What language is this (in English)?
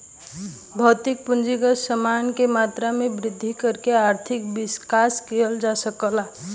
Bhojpuri